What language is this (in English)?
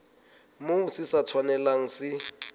Southern Sotho